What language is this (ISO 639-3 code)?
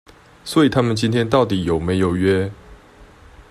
zho